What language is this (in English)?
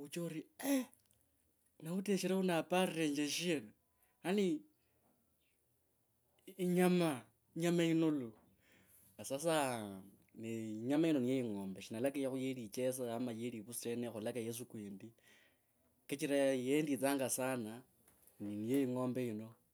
Kabras